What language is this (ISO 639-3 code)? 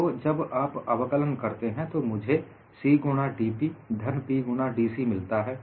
hin